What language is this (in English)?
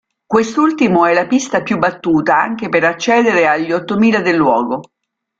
Italian